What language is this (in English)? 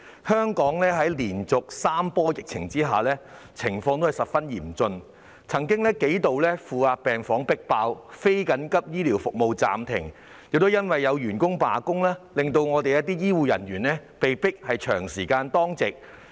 Cantonese